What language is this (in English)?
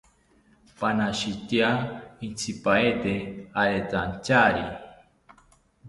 South Ucayali Ashéninka